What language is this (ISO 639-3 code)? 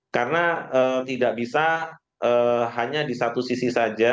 ind